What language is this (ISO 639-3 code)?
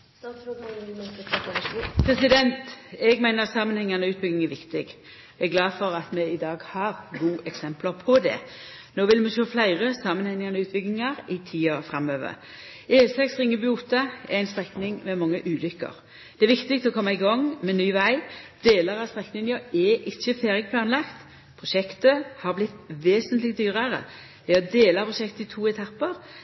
nno